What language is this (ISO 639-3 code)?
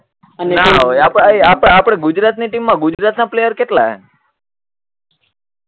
guj